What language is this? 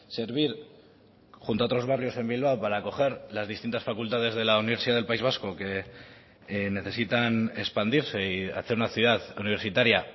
Spanish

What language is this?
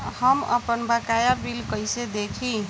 Bhojpuri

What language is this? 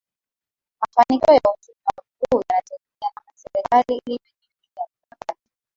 Swahili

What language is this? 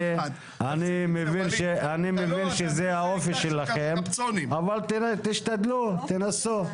Hebrew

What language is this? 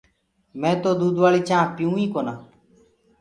Gurgula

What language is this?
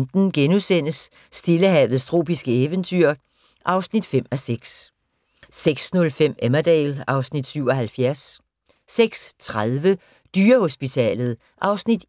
Danish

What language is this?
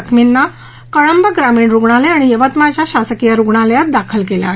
Marathi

